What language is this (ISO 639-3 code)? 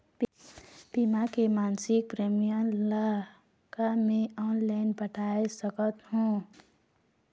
hne